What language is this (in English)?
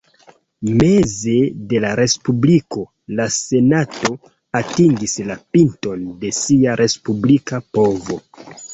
Esperanto